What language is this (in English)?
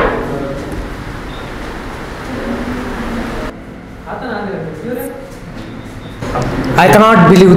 Hindi